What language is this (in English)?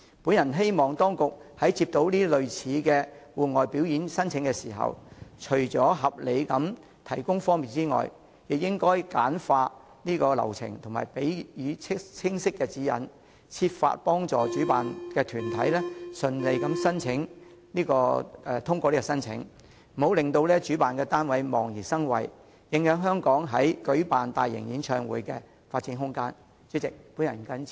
Cantonese